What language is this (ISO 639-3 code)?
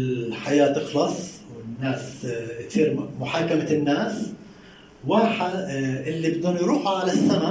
ara